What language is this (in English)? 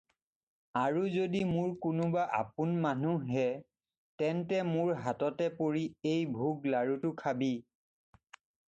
Assamese